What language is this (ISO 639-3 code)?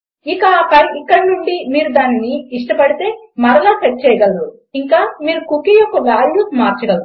tel